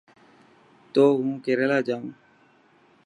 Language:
Dhatki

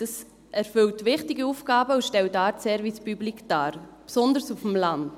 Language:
Swiss German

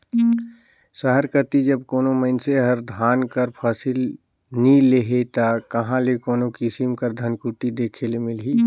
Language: Chhattisgarhi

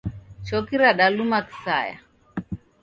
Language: Taita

